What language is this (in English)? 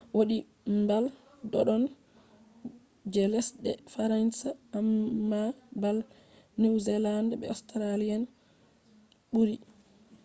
Fula